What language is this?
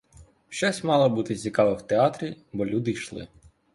Ukrainian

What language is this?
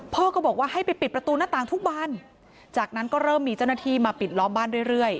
Thai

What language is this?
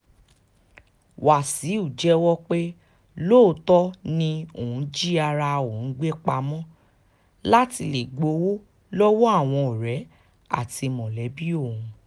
Yoruba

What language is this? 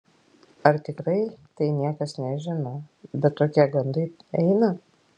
Lithuanian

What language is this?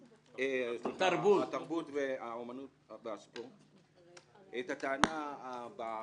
Hebrew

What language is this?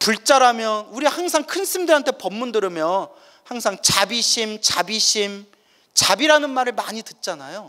Korean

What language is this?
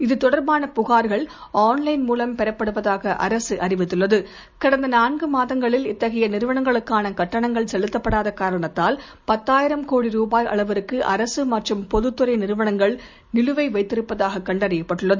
Tamil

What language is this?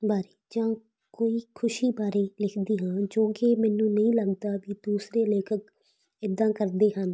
Punjabi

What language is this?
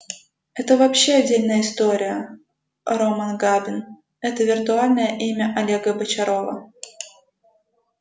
Russian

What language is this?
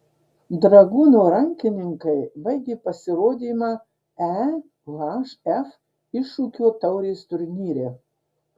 Lithuanian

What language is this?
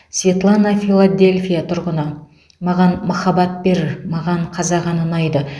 Kazakh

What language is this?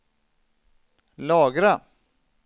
Swedish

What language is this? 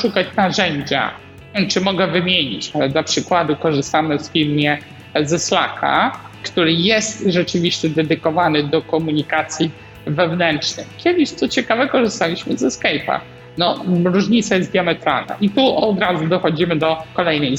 Polish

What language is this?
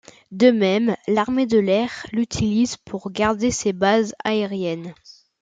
French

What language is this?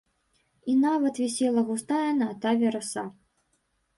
Belarusian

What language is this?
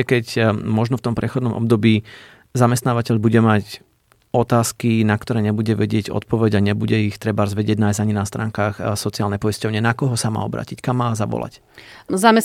Slovak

